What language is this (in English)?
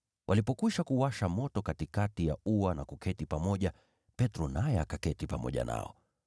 Swahili